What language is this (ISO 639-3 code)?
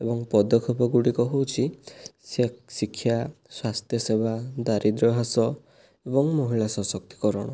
ori